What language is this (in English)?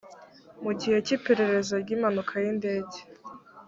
Kinyarwanda